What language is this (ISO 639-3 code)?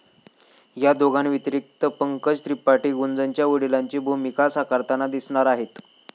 mar